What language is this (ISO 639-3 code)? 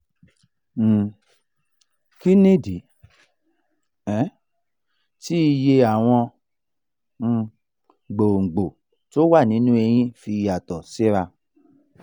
yor